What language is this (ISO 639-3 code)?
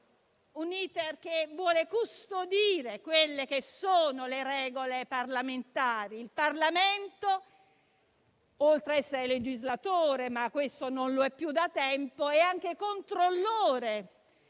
ita